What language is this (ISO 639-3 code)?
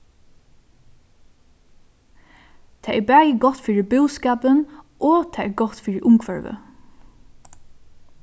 fao